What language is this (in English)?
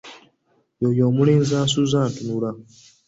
Ganda